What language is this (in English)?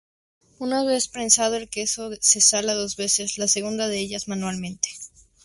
Spanish